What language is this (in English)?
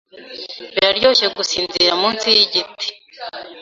Kinyarwanda